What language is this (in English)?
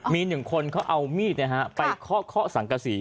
Thai